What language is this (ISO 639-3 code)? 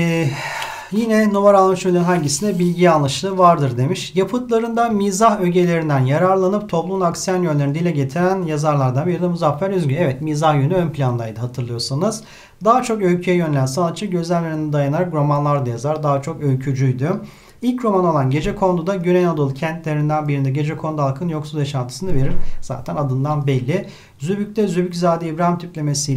tur